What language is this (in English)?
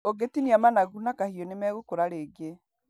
Kikuyu